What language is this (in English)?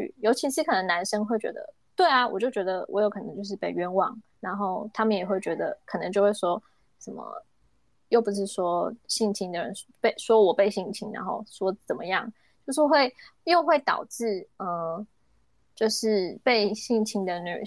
Chinese